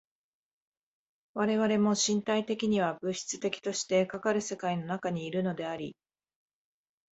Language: Japanese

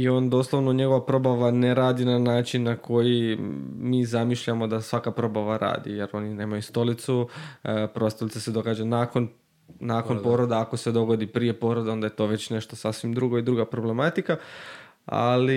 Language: Croatian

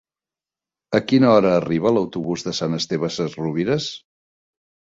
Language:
Catalan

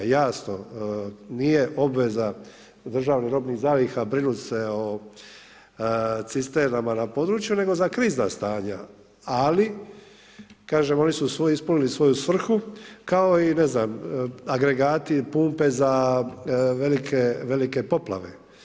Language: Croatian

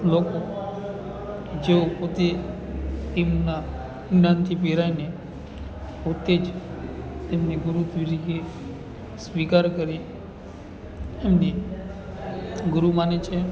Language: Gujarati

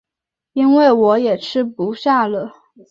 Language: Chinese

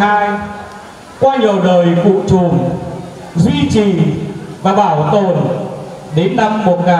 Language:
Vietnamese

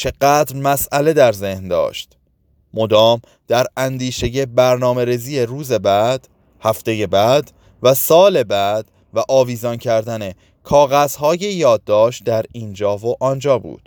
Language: Persian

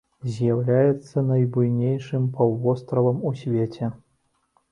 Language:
Belarusian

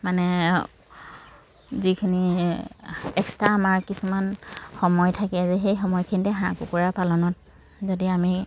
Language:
Assamese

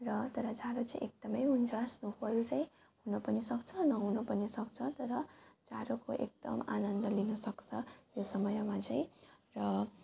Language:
Nepali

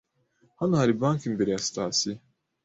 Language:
Kinyarwanda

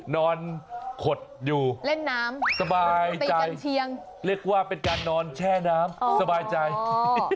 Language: Thai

